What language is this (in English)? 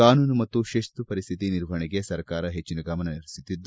Kannada